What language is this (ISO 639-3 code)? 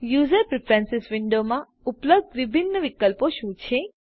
guj